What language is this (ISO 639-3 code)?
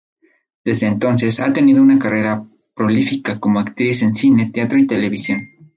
spa